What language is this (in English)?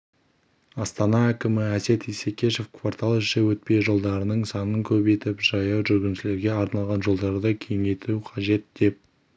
Kazakh